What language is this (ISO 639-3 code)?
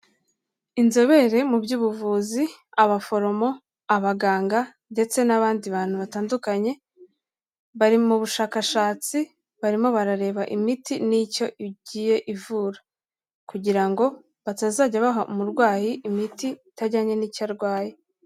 kin